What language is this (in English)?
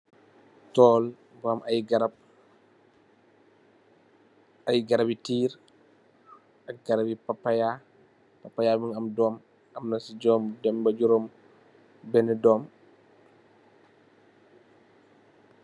Wolof